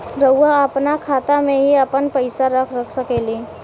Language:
Bhojpuri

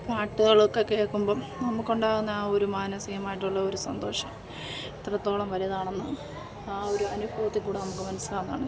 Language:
Malayalam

